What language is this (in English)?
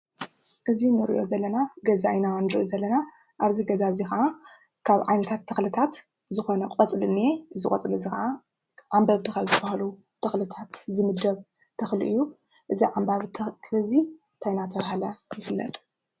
Tigrinya